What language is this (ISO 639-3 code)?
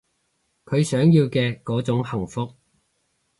yue